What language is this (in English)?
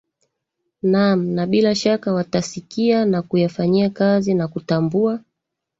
Swahili